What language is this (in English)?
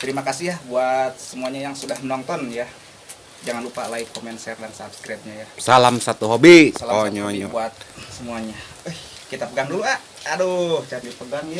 Indonesian